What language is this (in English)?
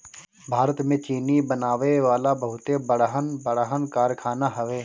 Bhojpuri